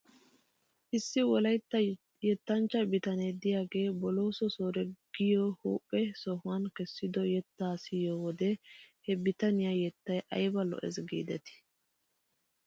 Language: Wolaytta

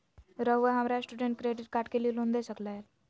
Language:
Magahi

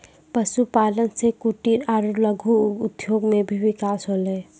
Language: Maithili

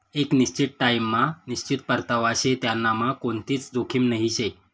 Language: Marathi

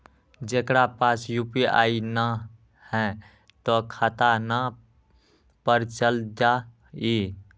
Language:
Magahi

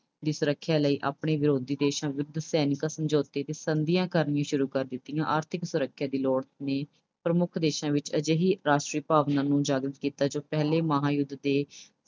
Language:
Punjabi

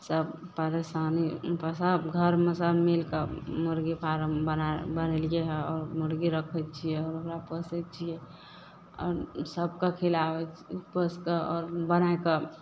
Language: Maithili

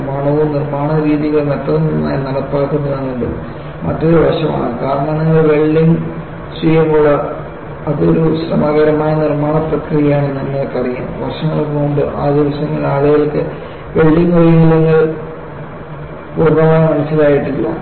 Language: Malayalam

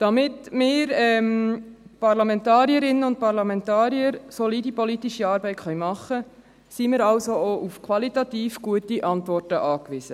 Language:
Swiss German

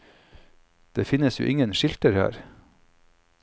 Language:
Norwegian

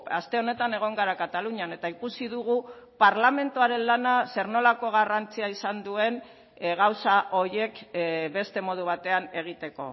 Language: Basque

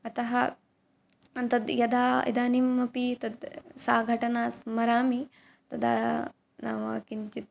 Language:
Sanskrit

